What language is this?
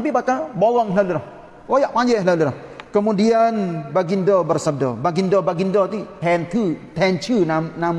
Malay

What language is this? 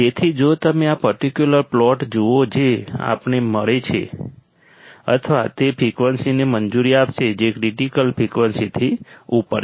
Gujarati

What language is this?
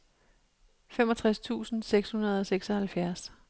Danish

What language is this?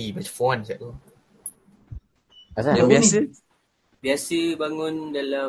Malay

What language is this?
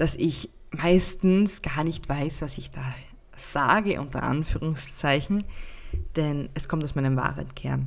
German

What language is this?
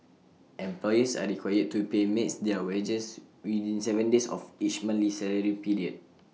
English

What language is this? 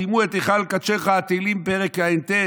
Hebrew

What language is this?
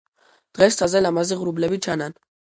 Georgian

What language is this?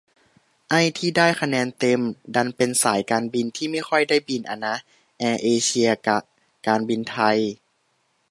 Thai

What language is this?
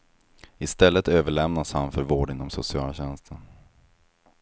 Swedish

